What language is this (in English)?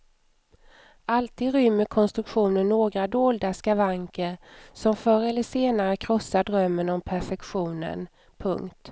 Swedish